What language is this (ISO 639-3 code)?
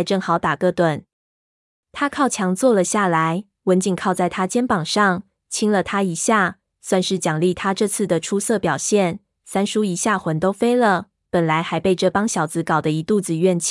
zho